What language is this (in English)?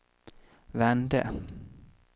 Swedish